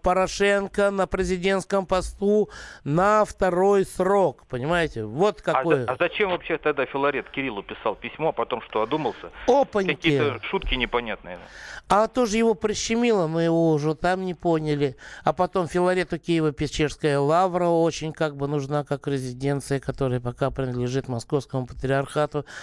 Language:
Russian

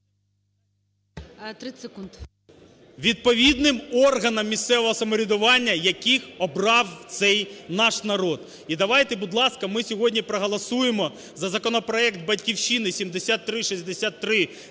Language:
Ukrainian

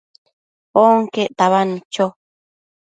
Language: Matsés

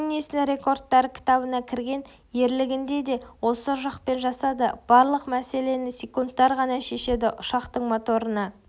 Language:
Kazakh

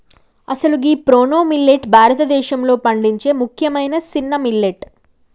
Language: Telugu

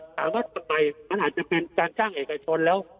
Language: Thai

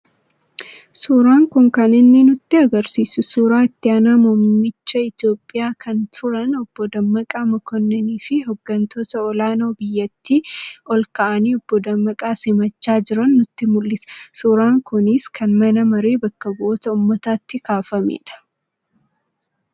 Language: Oromo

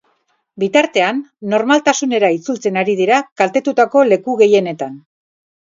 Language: Basque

